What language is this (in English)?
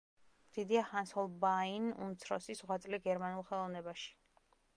Georgian